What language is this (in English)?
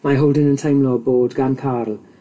Welsh